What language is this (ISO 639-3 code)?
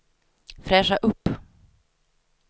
swe